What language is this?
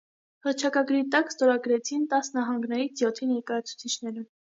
Armenian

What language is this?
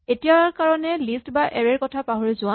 Assamese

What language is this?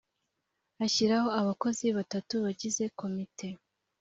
Kinyarwanda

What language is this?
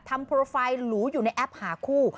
Thai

